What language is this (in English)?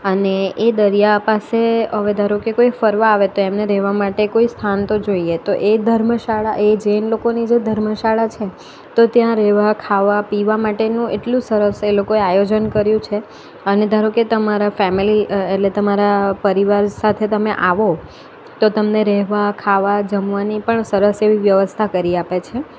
Gujarati